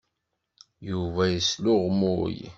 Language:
Kabyle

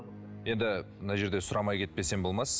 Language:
Kazakh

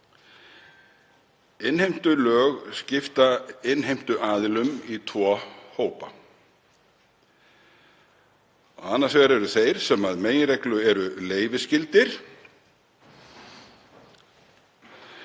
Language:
Icelandic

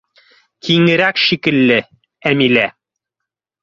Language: Bashkir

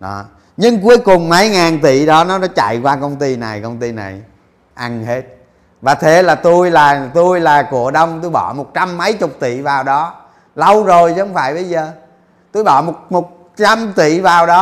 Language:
Vietnamese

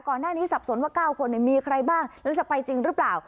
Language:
Thai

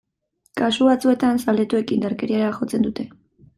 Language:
Basque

